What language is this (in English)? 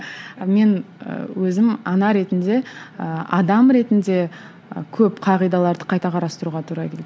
Kazakh